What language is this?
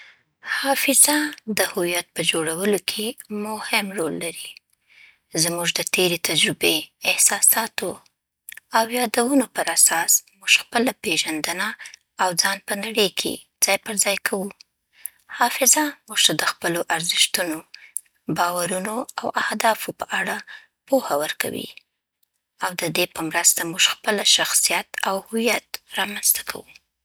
Southern Pashto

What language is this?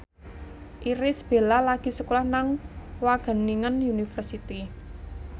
Javanese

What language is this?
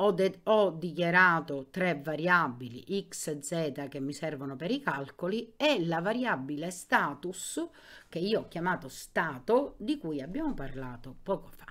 Italian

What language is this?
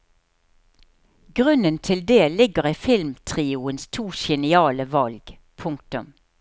Norwegian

